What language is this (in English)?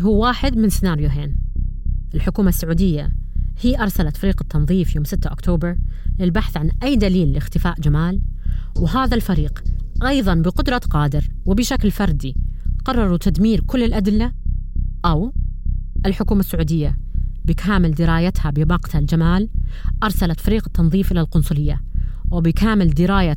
Arabic